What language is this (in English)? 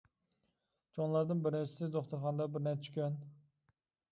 Uyghur